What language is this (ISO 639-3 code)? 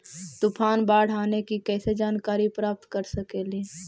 mag